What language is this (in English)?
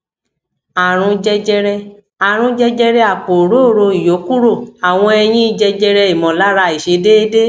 Yoruba